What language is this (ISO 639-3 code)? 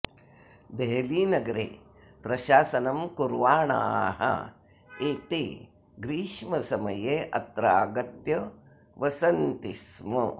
san